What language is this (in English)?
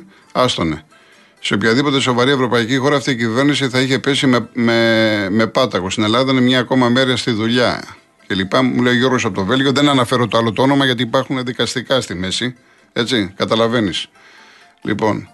Greek